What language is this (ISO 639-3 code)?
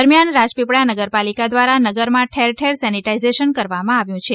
guj